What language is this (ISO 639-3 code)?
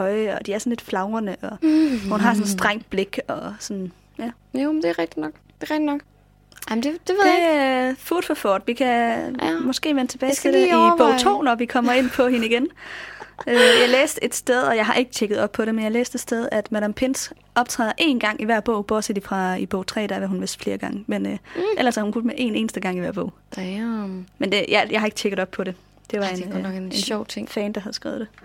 dan